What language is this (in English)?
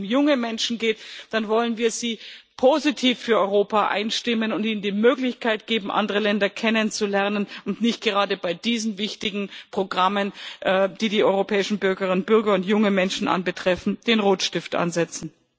German